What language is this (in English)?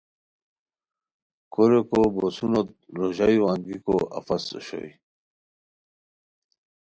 Khowar